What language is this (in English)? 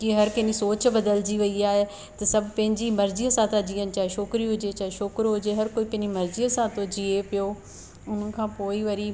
Sindhi